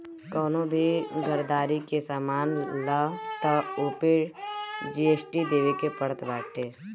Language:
Bhojpuri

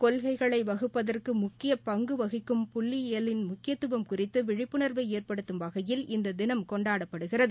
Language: Tamil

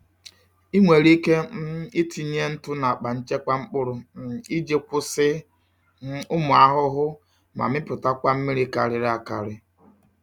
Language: Igbo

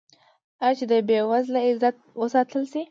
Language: Pashto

